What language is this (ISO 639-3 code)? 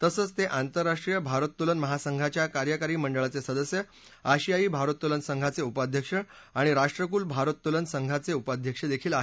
mar